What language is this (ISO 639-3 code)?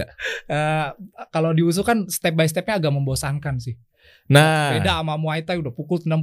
ind